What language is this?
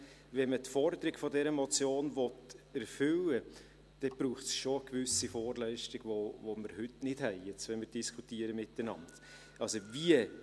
Swiss German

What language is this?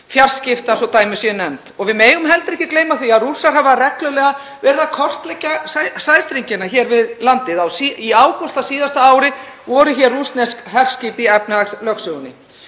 Icelandic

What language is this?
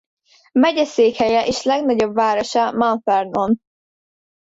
Hungarian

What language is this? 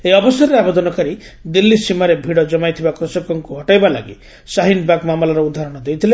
Odia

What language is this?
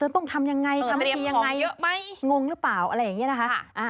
Thai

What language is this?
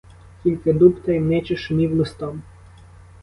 Ukrainian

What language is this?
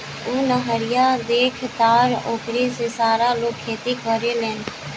Bhojpuri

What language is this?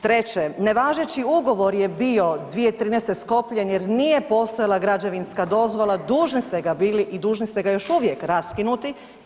Croatian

